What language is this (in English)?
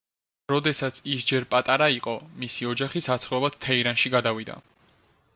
Georgian